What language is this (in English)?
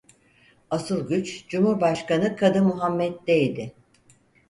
Turkish